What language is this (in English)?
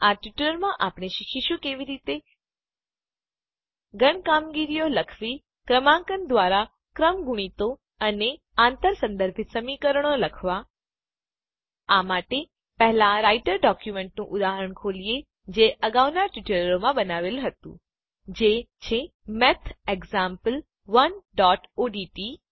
Gujarati